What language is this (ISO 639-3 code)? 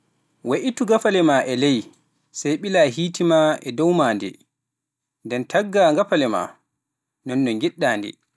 fuf